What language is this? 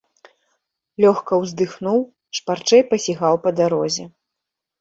Belarusian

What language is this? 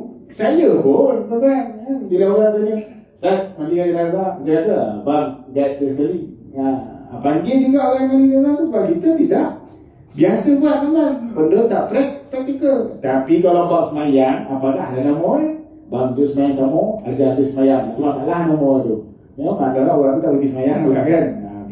Malay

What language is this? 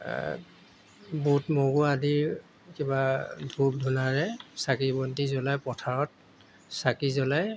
Assamese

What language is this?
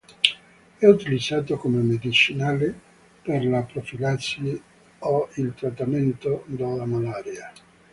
Italian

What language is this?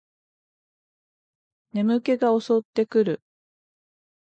Japanese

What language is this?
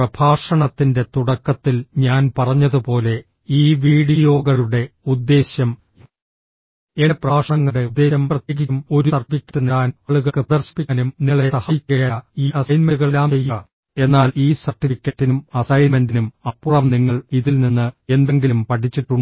Malayalam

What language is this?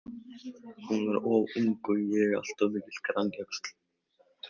Icelandic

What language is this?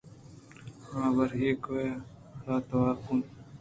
Eastern Balochi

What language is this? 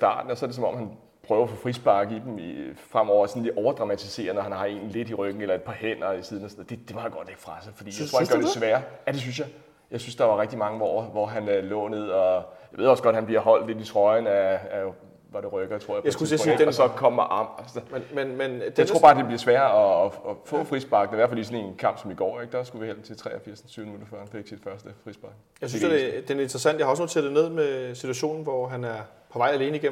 Danish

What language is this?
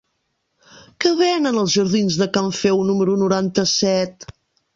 Catalan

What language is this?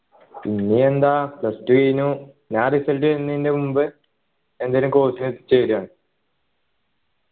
Malayalam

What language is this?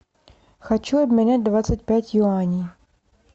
Russian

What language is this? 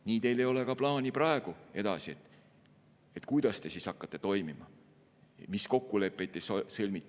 Estonian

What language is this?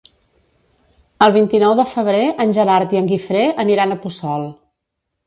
Catalan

